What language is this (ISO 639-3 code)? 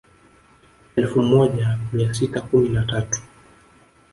swa